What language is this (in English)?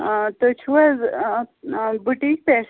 Kashmiri